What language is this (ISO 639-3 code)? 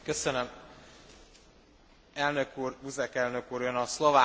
hun